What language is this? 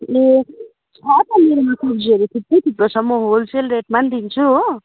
Nepali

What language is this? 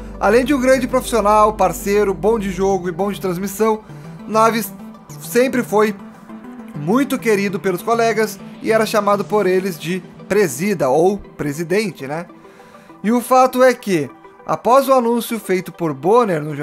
Portuguese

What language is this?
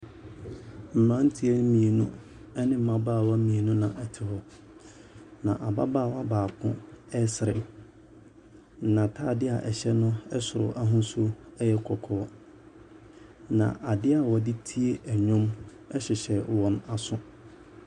Akan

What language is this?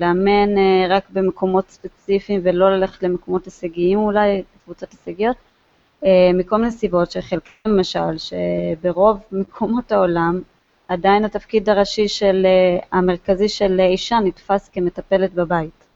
Hebrew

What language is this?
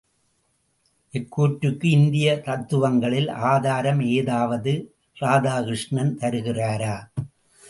Tamil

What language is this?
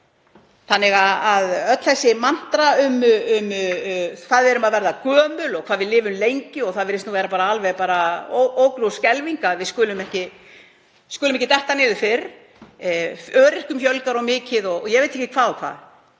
Icelandic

